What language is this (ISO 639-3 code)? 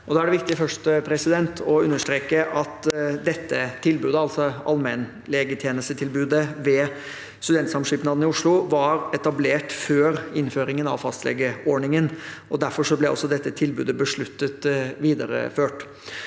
nor